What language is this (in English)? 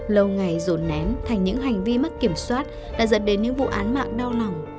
Vietnamese